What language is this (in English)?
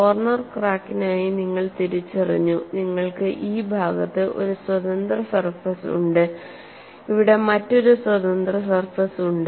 Malayalam